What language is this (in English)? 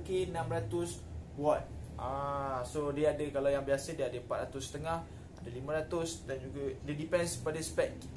Malay